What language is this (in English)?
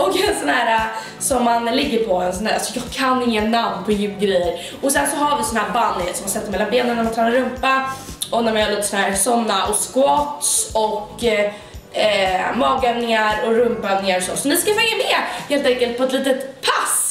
Swedish